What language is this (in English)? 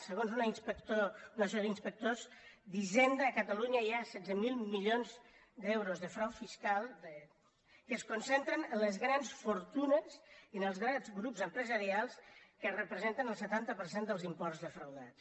Catalan